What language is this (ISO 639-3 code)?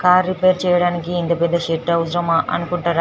tel